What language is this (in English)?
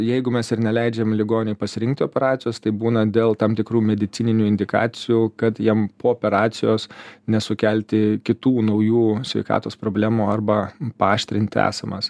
Lithuanian